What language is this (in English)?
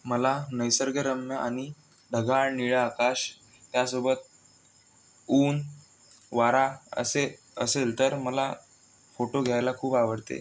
Marathi